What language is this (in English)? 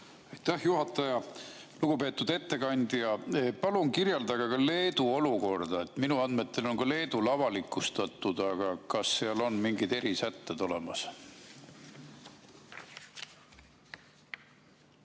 Estonian